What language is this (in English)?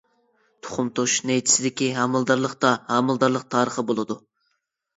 Uyghur